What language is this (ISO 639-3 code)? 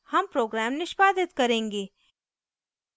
hin